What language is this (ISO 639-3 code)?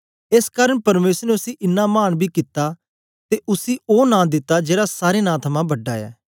doi